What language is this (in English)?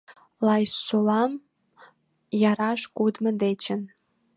Mari